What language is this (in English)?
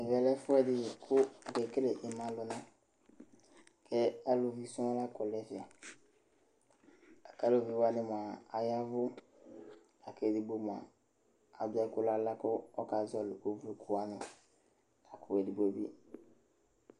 Ikposo